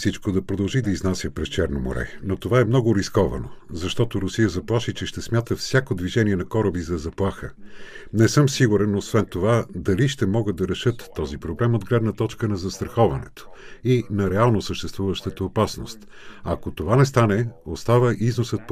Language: Bulgarian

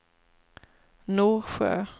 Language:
Swedish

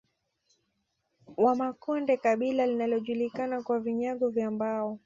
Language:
Swahili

